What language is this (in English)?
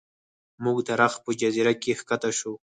Pashto